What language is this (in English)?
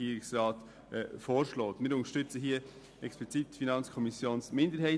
Swiss German